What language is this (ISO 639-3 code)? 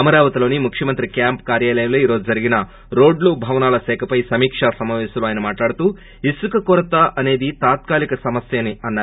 tel